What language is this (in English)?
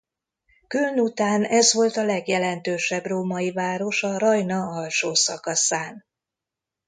Hungarian